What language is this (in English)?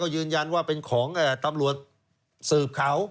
Thai